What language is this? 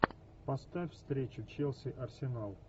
Russian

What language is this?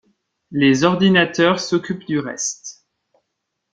French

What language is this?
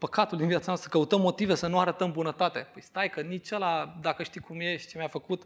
Romanian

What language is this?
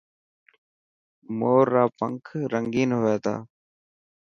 Dhatki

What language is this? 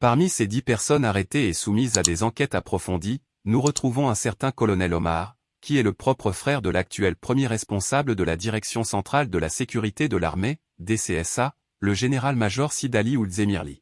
French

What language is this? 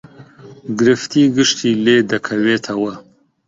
Central Kurdish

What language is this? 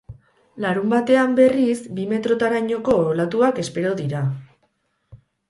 Basque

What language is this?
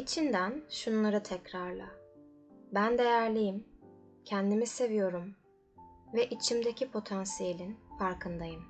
Turkish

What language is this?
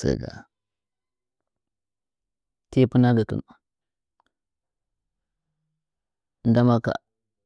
Nzanyi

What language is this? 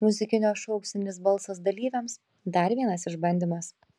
Lithuanian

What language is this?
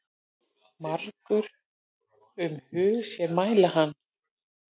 Icelandic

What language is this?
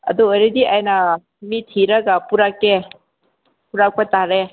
Manipuri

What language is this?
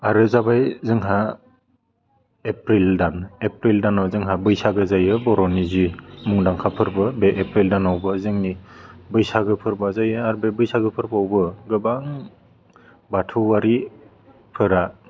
Bodo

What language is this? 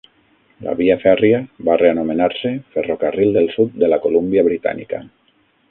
Catalan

